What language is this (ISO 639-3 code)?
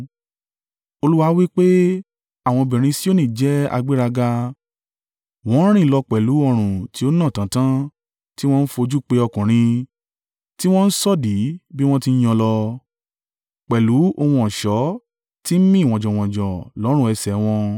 yor